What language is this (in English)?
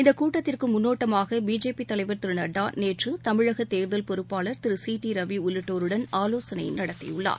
Tamil